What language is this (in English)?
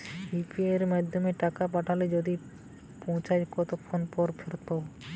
Bangla